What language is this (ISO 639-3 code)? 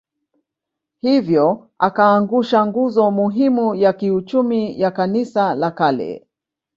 swa